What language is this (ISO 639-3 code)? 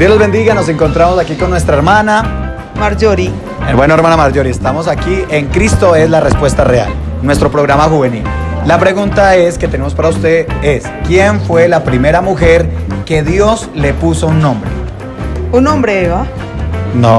spa